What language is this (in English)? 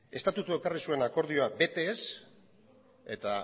Basque